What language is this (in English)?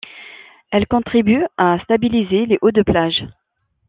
French